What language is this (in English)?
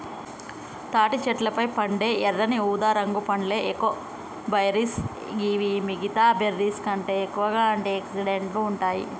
Telugu